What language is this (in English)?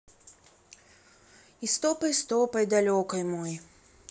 Russian